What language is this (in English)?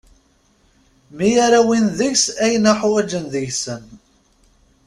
Kabyle